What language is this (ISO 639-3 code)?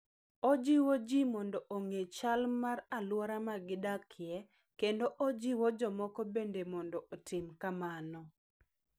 luo